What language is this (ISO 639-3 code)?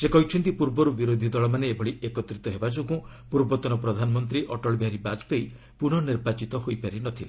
ori